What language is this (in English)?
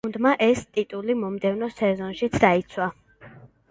Georgian